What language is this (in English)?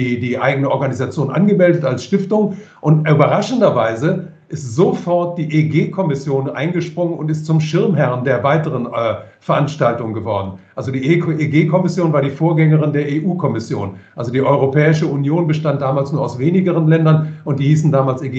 German